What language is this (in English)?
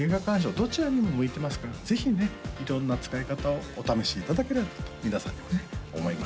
Japanese